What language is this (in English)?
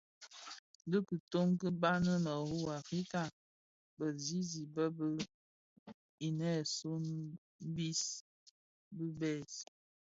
Bafia